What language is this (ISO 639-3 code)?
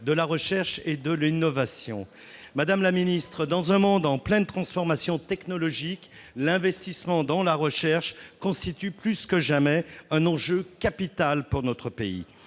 fra